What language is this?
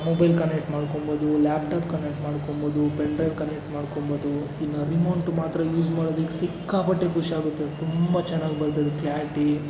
Kannada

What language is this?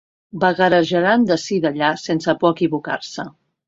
Catalan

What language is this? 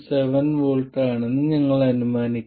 Malayalam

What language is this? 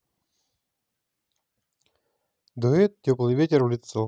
Russian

